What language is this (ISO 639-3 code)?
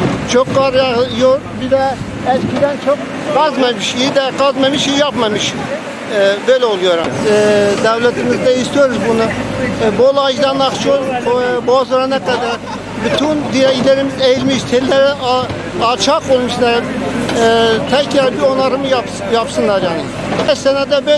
tur